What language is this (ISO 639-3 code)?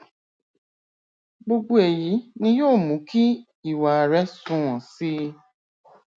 yor